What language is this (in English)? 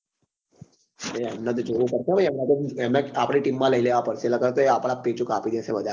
Gujarati